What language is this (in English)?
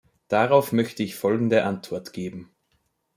German